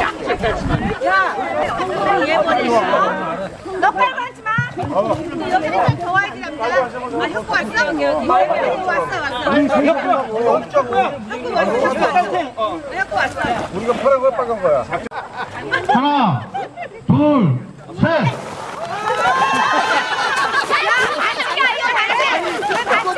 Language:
Korean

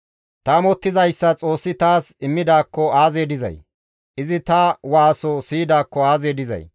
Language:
Gamo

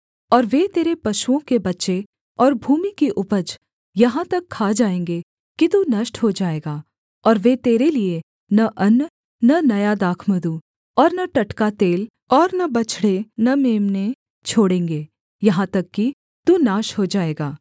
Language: Hindi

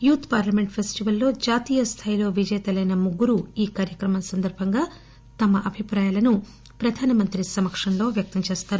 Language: Telugu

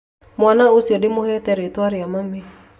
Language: Kikuyu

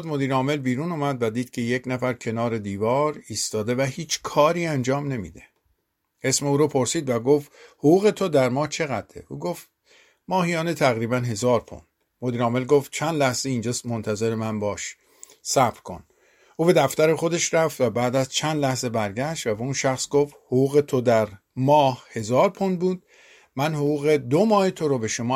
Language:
Persian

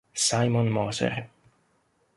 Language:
Italian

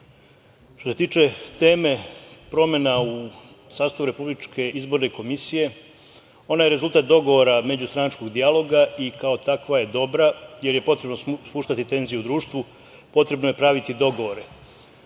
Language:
Serbian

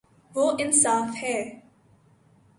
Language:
Urdu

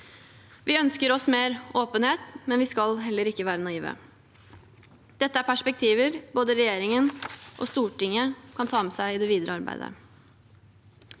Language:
Norwegian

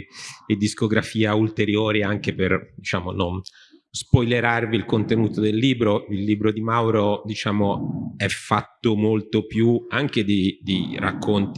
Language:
Italian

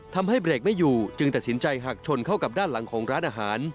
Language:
Thai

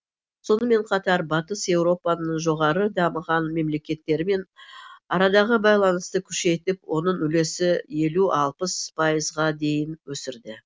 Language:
Kazakh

